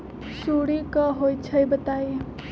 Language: Magahi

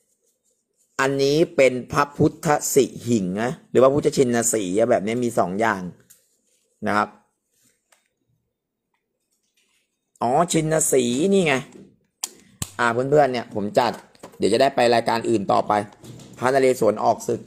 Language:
Thai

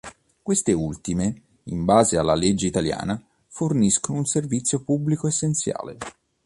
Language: Italian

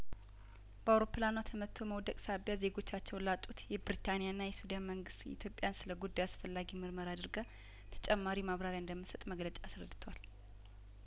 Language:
Amharic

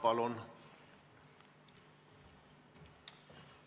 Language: Estonian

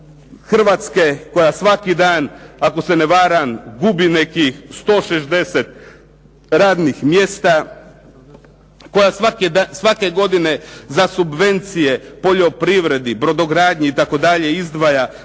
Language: Croatian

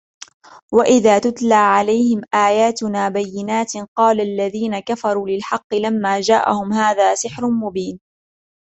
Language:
Arabic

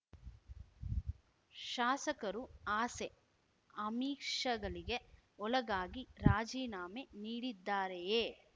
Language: Kannada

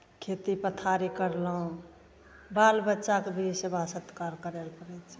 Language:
Maithili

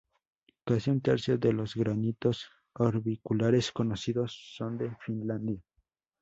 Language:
Spanish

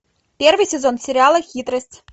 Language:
Russian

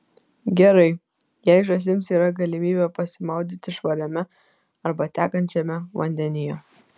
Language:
Lithuanian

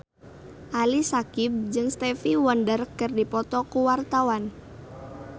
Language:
Sundanese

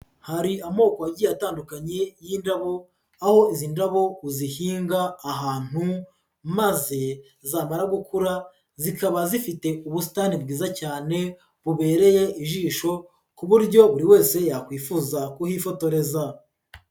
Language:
Kinyarwanda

